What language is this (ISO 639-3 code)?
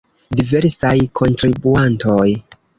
epo